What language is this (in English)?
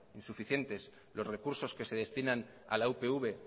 Spanish